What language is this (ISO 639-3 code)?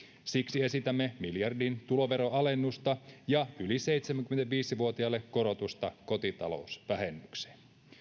fin